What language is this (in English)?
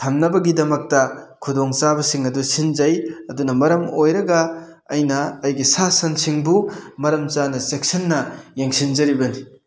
Manipuri